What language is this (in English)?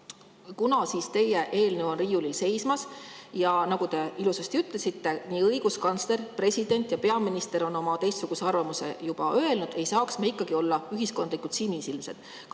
Estonian